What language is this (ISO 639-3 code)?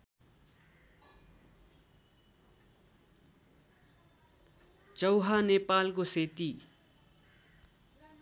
nep